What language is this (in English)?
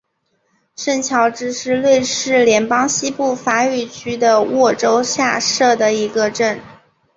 Chinese